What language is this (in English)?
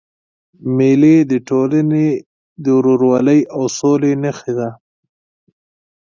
Pashto